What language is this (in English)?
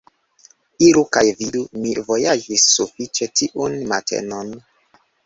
Esperanto